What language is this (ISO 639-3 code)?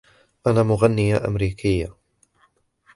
ara